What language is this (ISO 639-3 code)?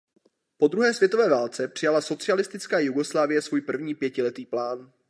ces